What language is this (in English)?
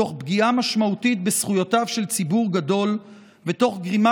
Hebrew